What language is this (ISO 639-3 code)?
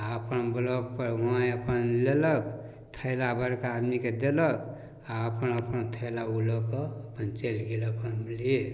mai